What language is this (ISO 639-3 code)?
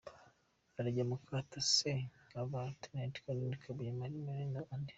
kin